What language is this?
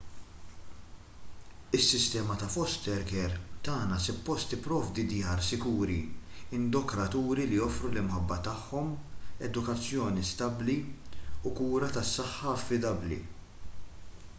Maltese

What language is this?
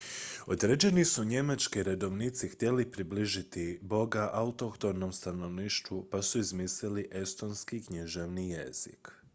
Croatian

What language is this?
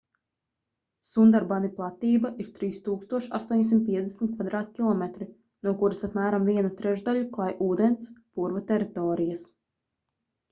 Latvian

